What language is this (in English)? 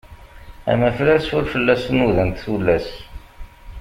Kabyle